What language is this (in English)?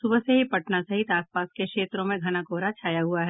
Hindi